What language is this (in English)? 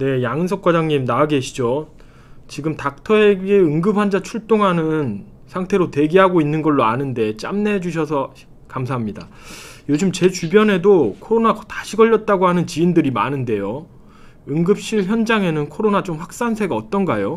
Korean